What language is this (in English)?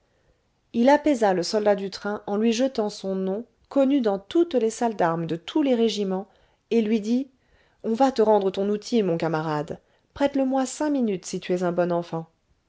French